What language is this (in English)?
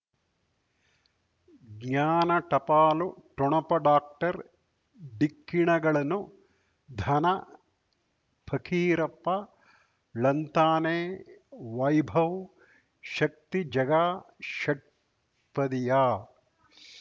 Kannada